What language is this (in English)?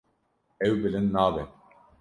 Kurdish